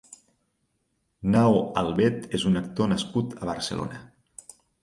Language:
Catalan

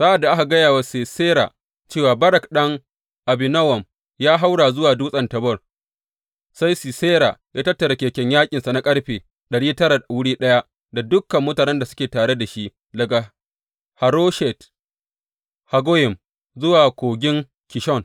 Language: Hausa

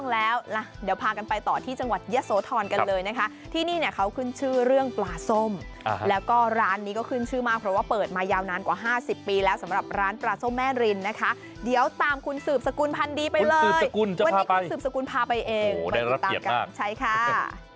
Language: Thai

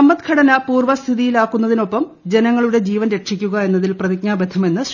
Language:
Malayalam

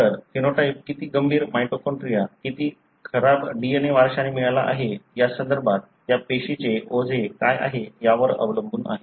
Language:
Marathi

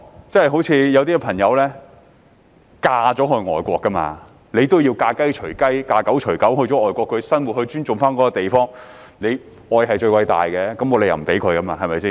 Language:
Cantonese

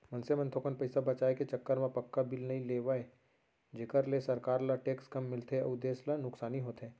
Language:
Chhattisgarhi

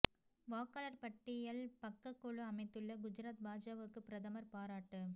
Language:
Tamil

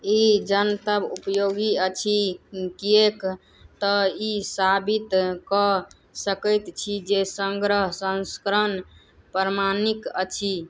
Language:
Maithili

